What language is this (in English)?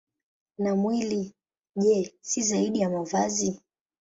Swahili